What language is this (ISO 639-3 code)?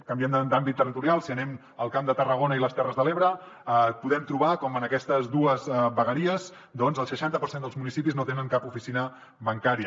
cat